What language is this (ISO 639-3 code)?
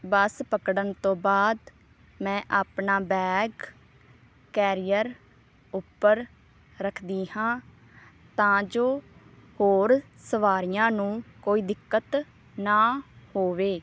pan